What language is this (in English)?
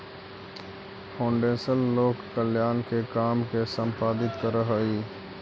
Magahi